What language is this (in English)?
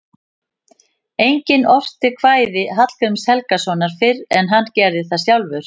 Icelandic